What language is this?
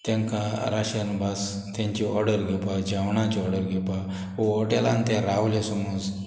Konkani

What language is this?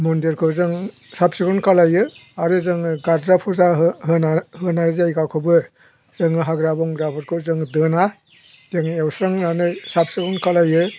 Bodo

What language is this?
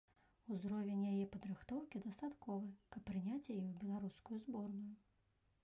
Belarusian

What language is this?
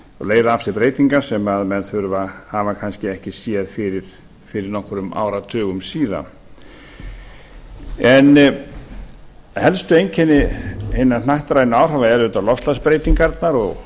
Icelandic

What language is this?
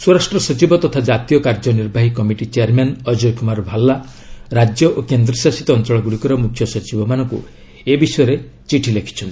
Odia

